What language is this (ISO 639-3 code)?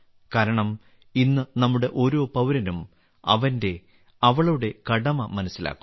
mal